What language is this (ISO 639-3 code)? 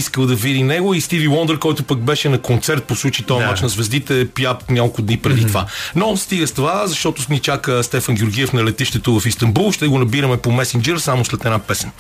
bul